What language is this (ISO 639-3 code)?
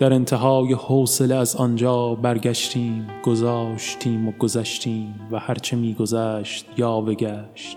fas